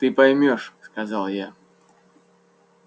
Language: Russian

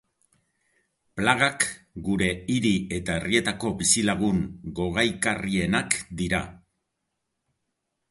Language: Basque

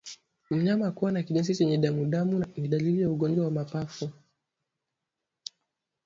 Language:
Swahili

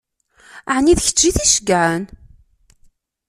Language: Kabyle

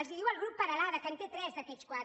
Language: Catalan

